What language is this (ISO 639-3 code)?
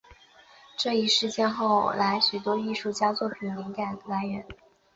zho